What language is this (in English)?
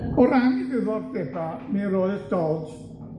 Welsh